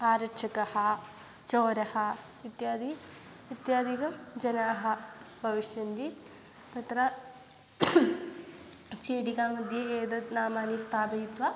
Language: Sanskrit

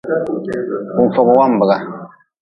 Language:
Nawdm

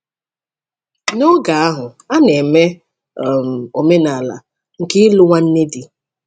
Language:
Igbo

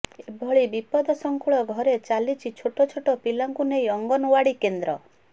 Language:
Odia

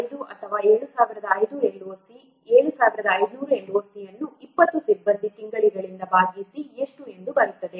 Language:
Kannada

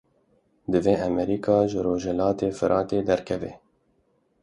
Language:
Kurdish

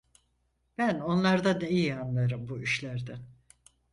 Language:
Turkish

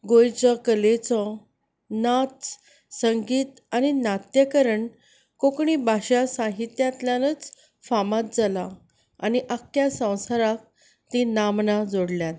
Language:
Konkani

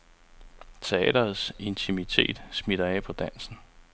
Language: Danish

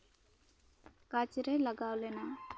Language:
Santali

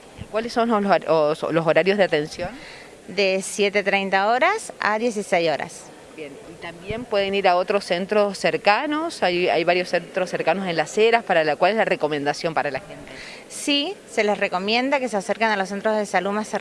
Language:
Spanish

